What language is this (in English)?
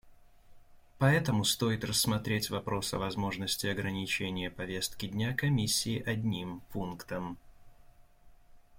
Russian